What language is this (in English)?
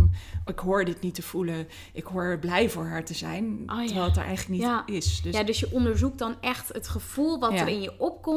Dutch